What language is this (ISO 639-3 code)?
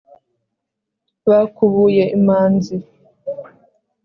kin